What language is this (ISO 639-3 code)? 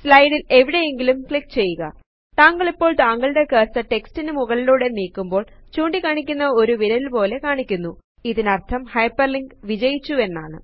mal